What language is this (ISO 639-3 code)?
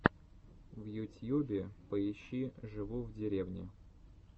rus